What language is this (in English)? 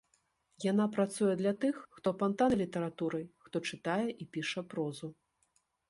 Belarusian